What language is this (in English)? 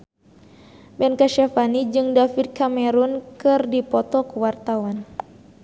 Sundanese